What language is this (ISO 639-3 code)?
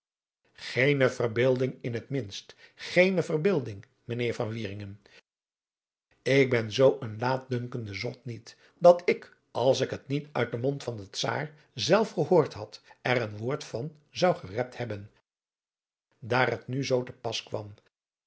nld